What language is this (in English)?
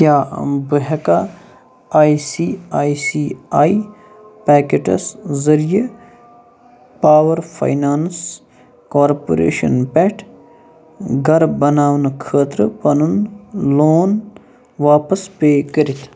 Kashmiri